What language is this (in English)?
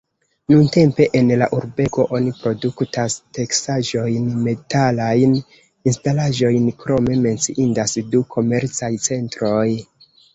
Esperanto